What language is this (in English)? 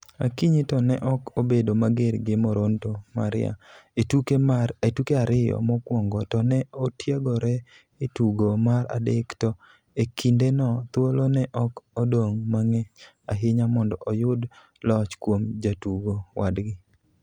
Luo (Kenya and Tanzania)